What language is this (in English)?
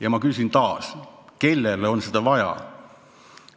Estonian